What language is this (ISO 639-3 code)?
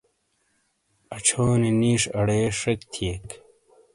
scl